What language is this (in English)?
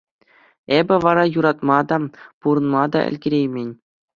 Chuvash